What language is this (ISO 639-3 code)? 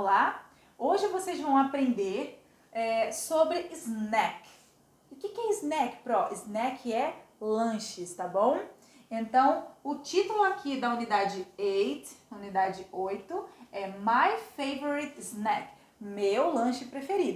por